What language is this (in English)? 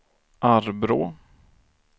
Swedish